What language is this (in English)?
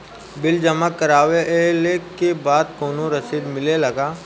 Bhojpuri